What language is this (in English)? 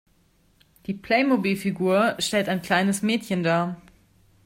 German